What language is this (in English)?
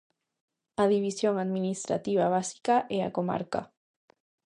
Galician